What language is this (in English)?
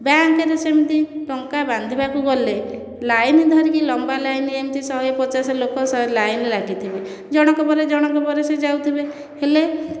Odia